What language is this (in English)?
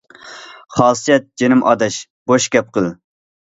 Uyghur